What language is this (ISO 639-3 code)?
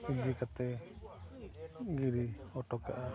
sat